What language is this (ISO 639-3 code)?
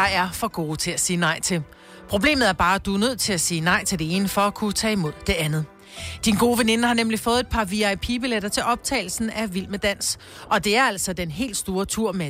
dan